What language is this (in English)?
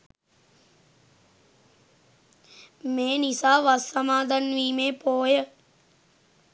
Sinhala